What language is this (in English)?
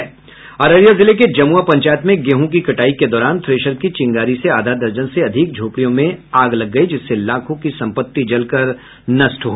Hindi